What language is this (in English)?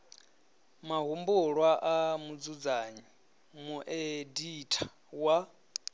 Venda